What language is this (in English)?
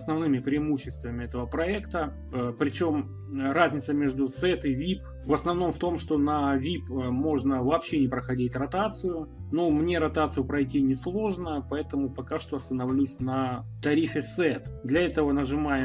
Russian